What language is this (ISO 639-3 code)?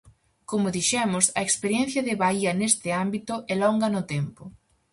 glg